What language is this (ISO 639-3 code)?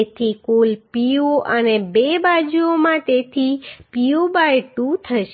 guj